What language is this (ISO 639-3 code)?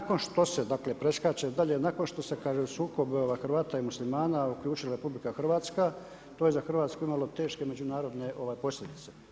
hrv